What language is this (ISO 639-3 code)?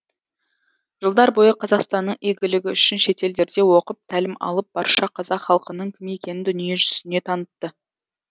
kaz